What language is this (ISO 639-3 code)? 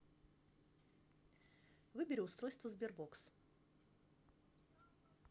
rus